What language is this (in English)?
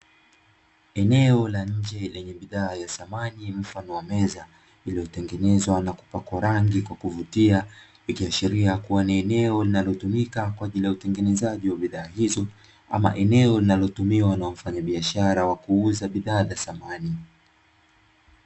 Swahili